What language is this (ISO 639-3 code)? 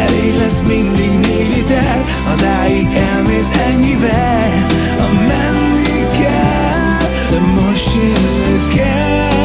hun